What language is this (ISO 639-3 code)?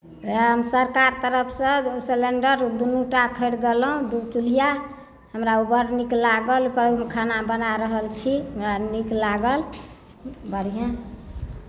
mai